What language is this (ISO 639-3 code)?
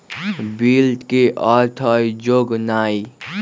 mag